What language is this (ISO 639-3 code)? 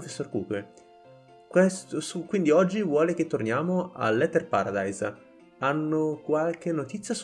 ita